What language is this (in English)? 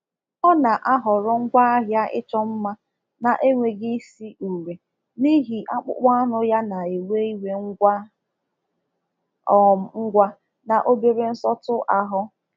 Igbo